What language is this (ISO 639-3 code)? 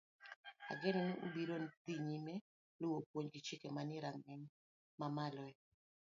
luo